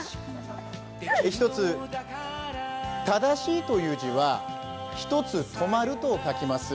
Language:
Japanese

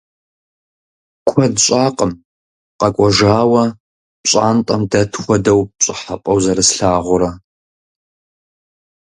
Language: Kabardian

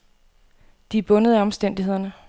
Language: Danish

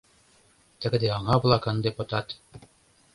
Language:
Mari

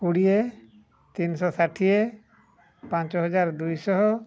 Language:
Odia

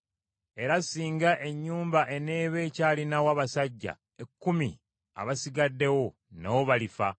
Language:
Ganda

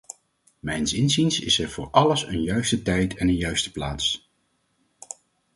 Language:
Dutch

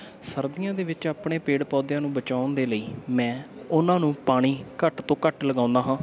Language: Punjabi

